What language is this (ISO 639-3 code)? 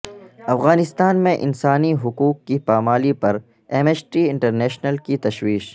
urd